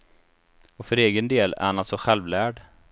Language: Swedish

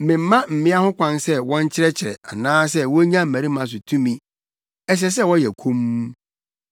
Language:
Akan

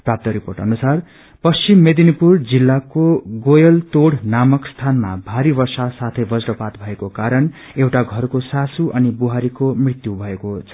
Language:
Nepali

